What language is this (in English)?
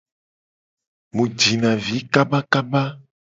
Gen